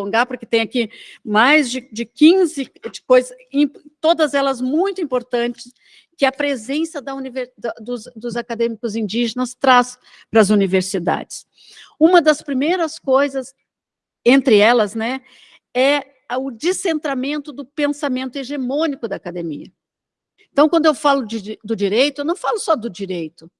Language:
Portuguese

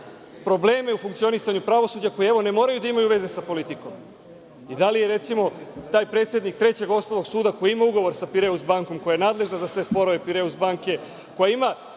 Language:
Serbian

